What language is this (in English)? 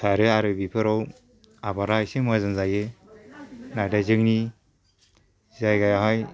Bodo